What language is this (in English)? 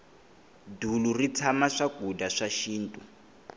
Tsonga